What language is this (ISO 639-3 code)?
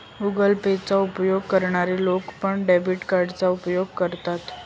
mar